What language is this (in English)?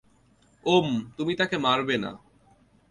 Bangla